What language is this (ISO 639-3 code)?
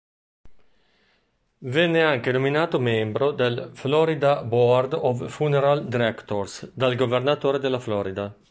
ita